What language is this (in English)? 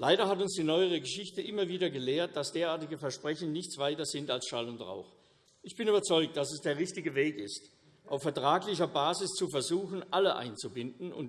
German